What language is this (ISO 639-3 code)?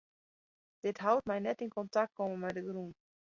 fry